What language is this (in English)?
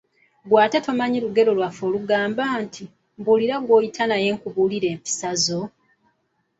Ganda